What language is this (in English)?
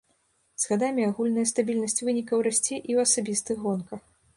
Belarusian